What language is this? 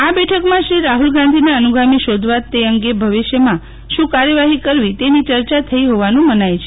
Gujarati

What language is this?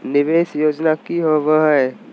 Magahi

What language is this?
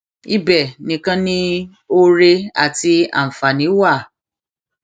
Yoruba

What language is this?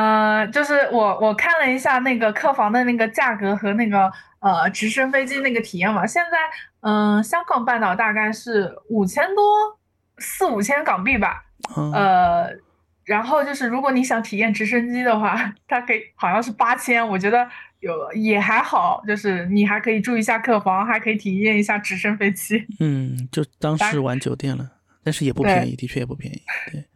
Chinese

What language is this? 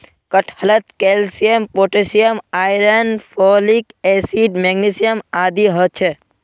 Magahi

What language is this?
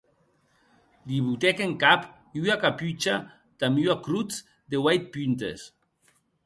Occitan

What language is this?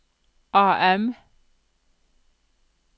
Norwegian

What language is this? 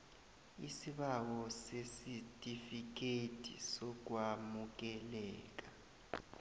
South Ndebele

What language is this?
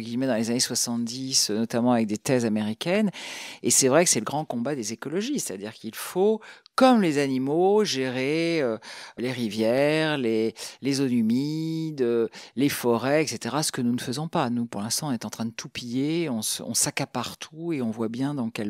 French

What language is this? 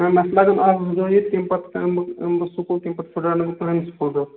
Kashmiri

